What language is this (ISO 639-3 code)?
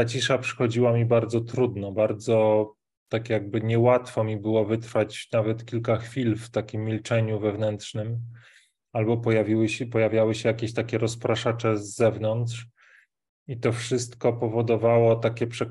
pol